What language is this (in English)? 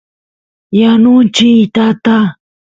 Santiago del Estero Quichua